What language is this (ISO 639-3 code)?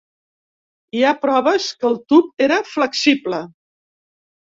cat